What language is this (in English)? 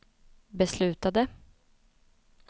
Swedish